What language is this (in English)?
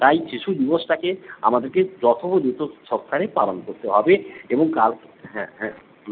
Bangla